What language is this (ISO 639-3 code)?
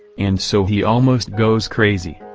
eng